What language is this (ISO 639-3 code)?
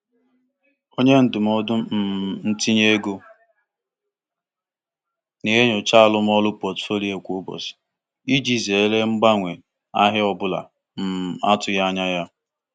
ibo